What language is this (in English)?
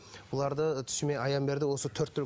Kazakh